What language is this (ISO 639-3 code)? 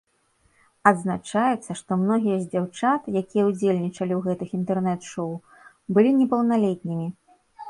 bel